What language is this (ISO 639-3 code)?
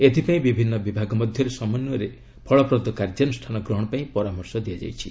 ori